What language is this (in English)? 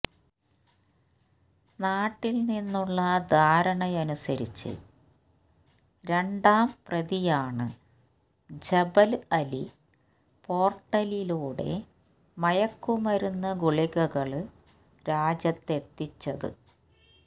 Malayalam